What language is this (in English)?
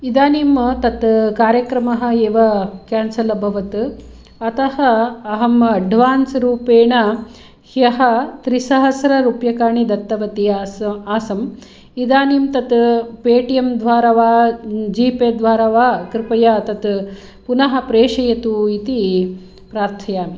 Sanskrit